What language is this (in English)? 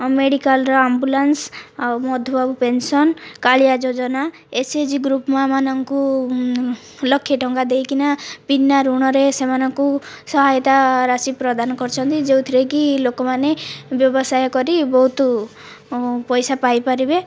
Odia